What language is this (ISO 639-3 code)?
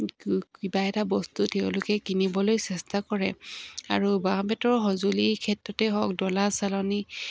asm